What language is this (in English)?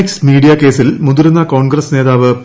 Malayalam